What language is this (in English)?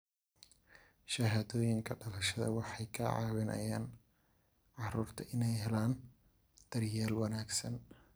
Somali